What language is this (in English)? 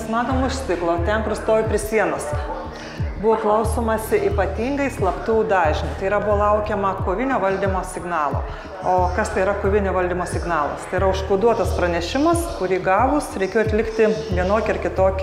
Lithuanian